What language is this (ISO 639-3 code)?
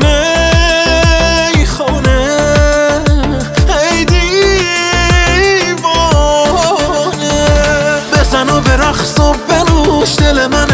fas